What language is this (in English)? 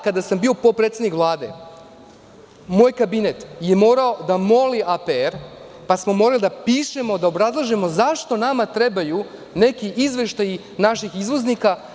Serbian